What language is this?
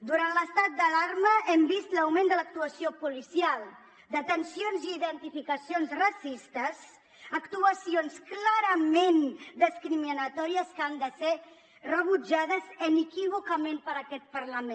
Catalan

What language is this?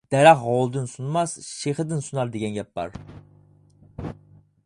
Uyghur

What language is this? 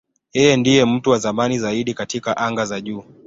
Swahili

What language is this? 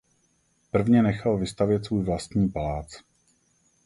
Czech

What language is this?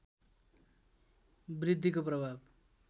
Nepali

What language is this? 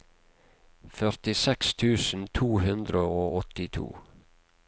Norwegian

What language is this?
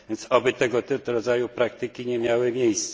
Polish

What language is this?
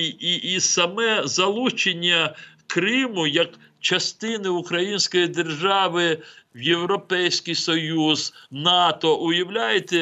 Ukrainian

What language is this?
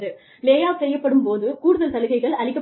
Tamil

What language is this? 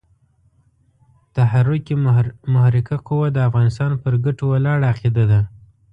Pashto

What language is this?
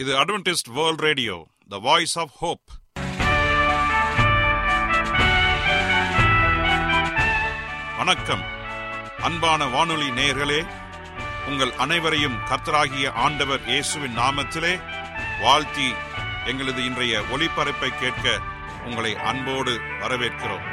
Tamil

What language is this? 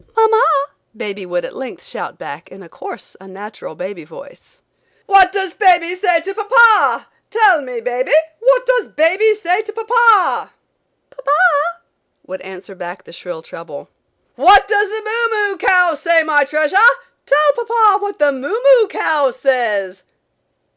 English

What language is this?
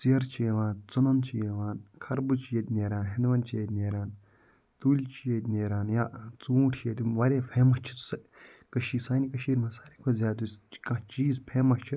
Kashmiri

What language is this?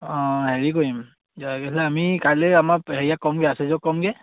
Assamese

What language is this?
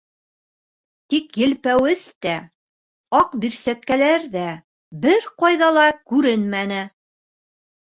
Bashkir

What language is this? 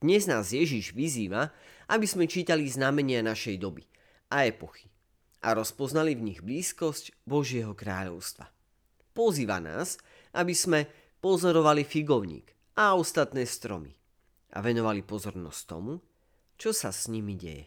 Slovak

